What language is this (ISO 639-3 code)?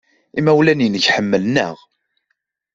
kab